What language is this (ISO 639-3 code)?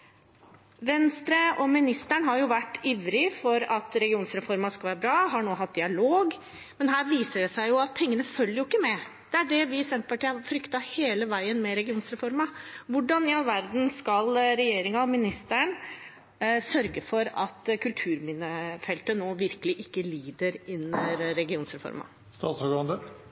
nob